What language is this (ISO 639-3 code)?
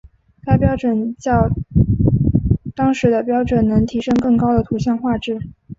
zho